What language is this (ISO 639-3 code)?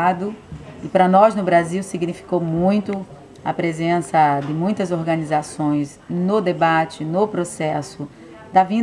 por